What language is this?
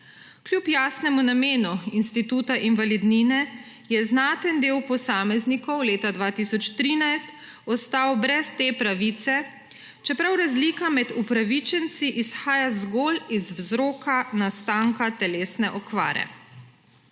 Slovenian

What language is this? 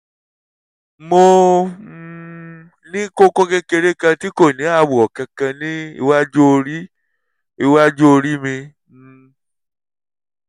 Yoruba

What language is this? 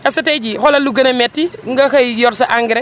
Wolof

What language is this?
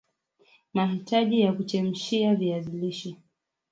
Swahili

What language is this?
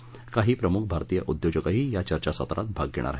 Marathi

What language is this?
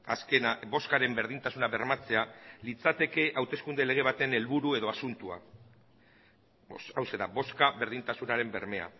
Basque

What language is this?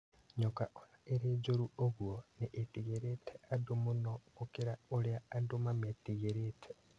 Kikuyu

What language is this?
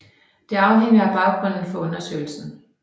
Danish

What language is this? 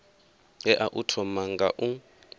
Venda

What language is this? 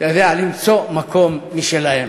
Hebrew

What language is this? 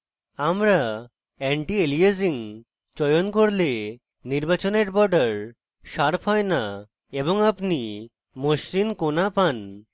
Bangla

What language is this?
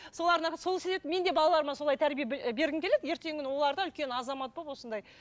Kazakh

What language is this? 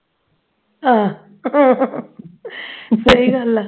Punjabi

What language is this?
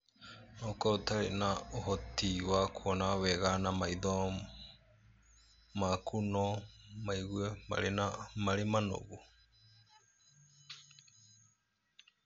Kikuyu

